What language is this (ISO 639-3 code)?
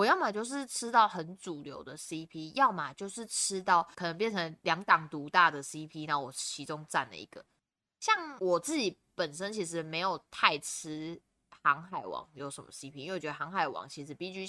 zho